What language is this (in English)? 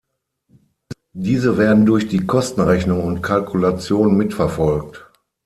German